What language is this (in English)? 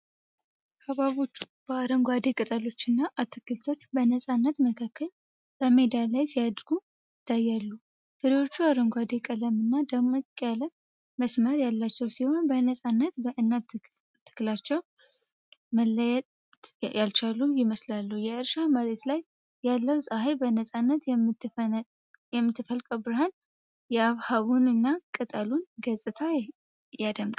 Amharic